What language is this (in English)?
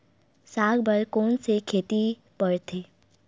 Chhattisgarhi